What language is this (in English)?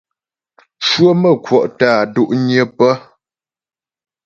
Ghomala